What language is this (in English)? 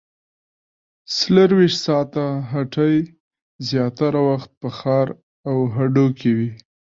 Pashto